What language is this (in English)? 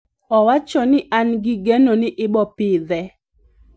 Luo (Kenya and Tanzania)